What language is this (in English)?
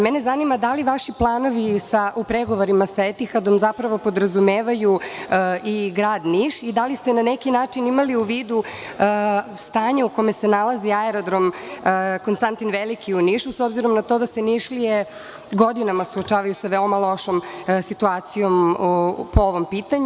Serbian